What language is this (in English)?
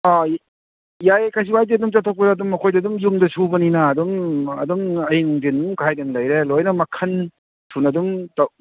Manipuri